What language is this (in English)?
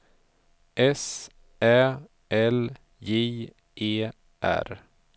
Swedish